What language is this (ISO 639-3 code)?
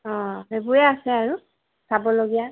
asm